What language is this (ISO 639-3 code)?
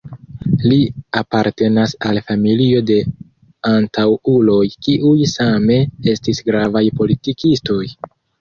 epo